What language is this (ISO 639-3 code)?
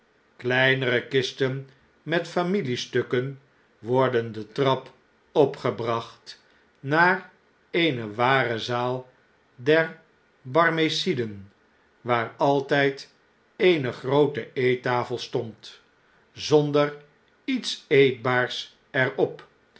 nld